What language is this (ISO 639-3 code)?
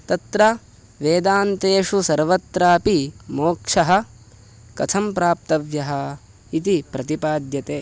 san